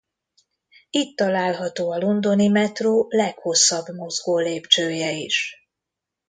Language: Hungarian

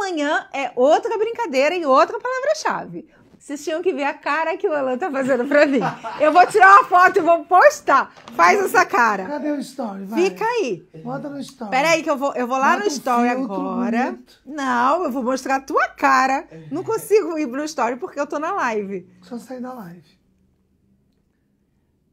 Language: Portuguese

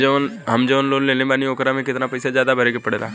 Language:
Bhojpuri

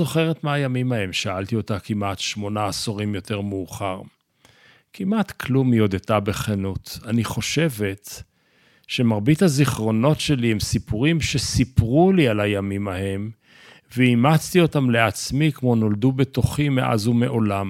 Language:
Hebrew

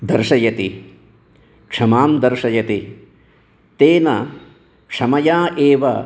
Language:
Sanskrit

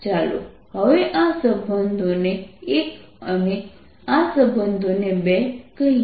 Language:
Gujarati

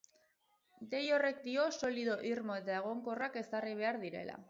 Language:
Basque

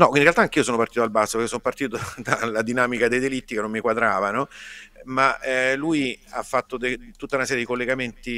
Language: Italian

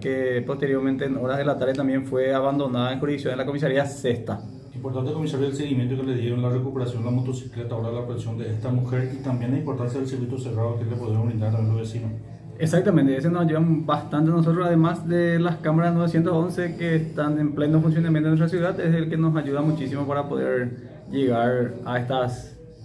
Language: Spanish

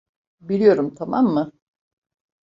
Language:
Turkish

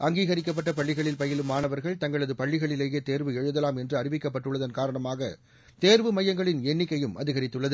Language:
Tamil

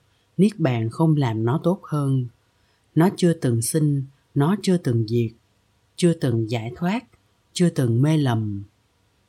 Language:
Vietnamese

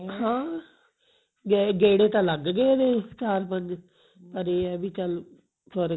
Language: Punjabi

